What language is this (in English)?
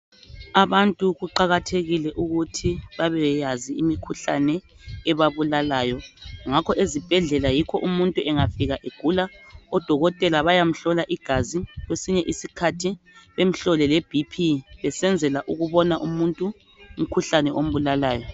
North Ndebele